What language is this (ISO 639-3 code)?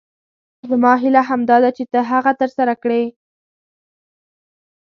pus